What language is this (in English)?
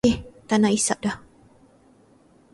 Malay